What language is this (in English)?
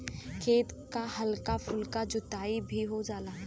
Bhojpuri